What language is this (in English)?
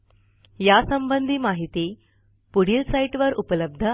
Marathi